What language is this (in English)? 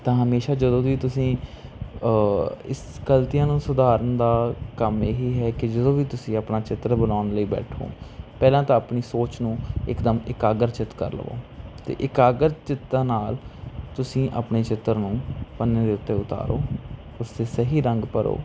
Punjabi